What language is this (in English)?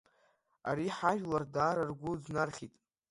Abkhazian